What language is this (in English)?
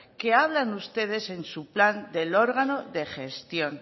Spanish